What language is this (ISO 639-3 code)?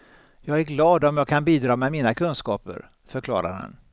swe